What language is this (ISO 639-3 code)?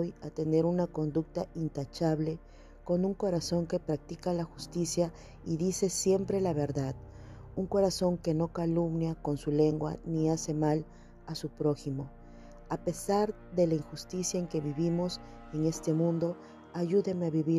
spa